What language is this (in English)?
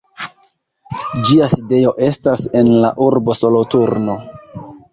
Esperanto